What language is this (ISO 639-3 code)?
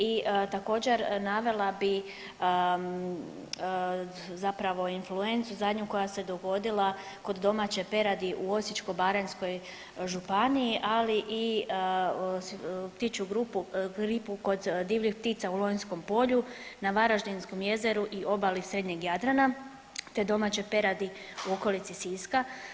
hrv